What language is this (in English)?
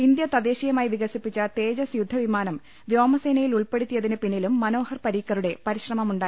Malayalam